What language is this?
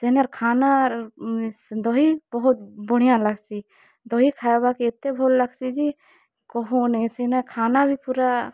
Odia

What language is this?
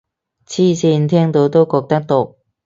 Cantonese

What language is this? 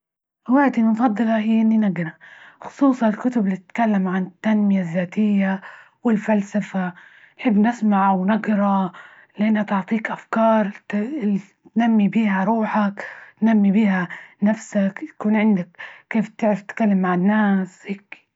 Libyan Arabic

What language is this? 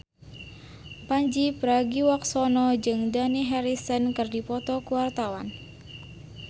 Sundanese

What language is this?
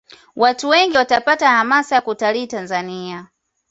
Swahili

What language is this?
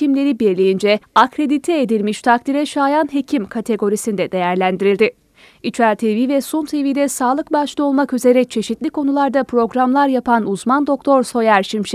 Turkish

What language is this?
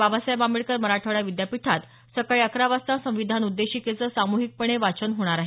Marathi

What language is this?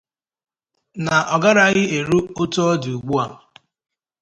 Igbo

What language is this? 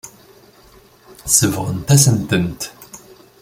Kabyle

